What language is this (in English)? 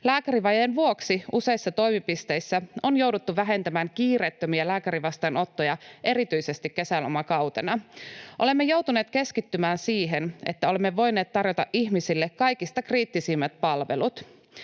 Finnish